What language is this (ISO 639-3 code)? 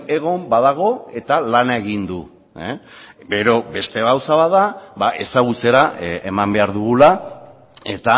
eus